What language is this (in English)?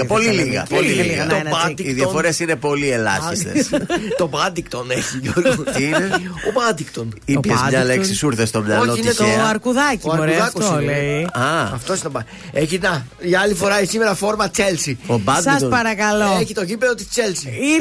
Greek